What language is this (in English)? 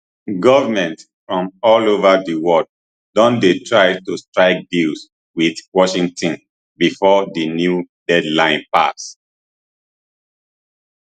Nigerian Pidgin